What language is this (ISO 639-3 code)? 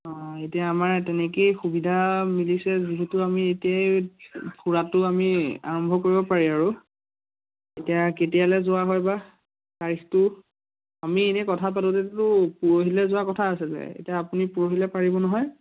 asm